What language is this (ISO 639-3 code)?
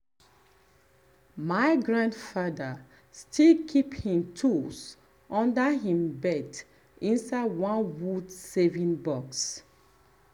pcm